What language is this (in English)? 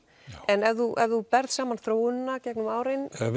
Icelandic